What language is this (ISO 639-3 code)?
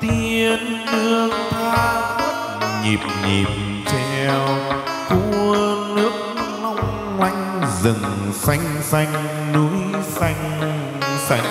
vie